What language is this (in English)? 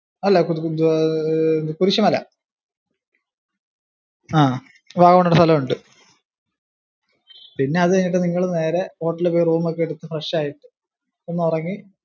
Malayalam